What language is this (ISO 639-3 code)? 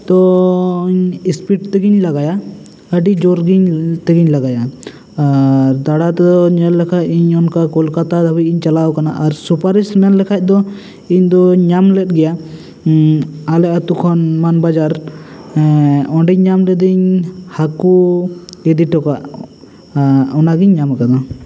sat